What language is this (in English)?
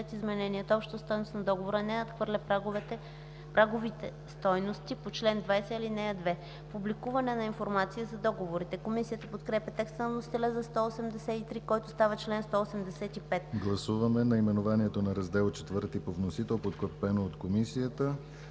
Bulgarian